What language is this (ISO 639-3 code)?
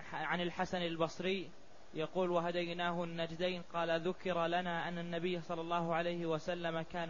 ara